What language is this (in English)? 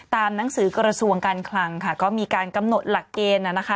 Thai